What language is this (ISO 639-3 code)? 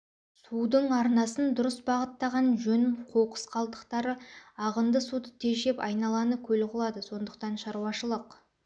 kaz